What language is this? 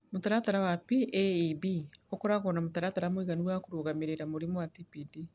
Kikuyu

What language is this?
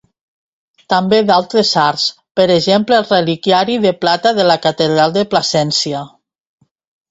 Catalan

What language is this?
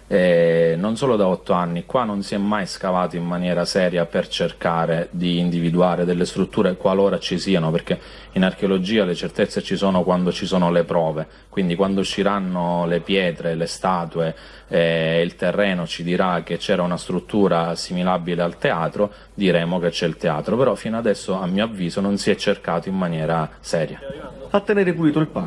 Italian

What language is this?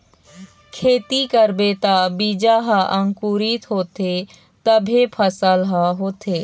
Chhattisgarhi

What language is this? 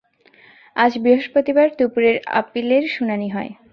Bangla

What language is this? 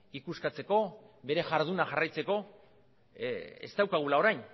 Basque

